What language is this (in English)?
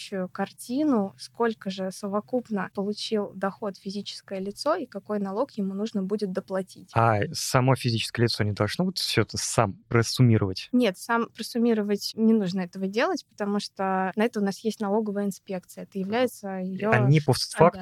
Russian